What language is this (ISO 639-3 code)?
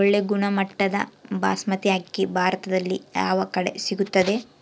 kan